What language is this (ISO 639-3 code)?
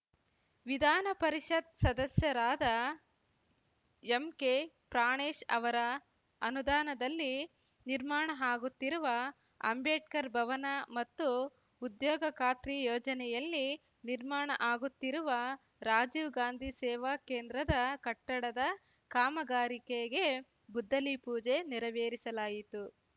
kan